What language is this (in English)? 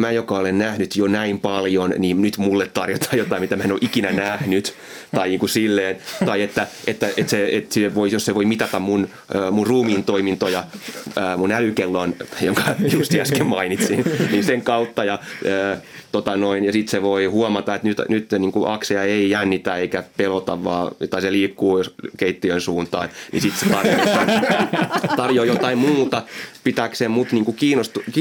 Finnish